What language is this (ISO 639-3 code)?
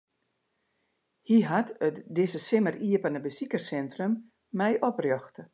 fry